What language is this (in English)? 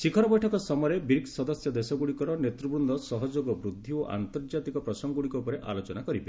Odia